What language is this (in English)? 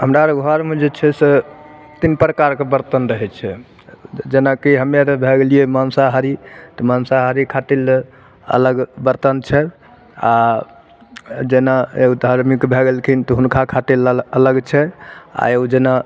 Maithili